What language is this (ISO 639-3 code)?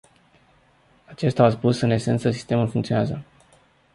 ron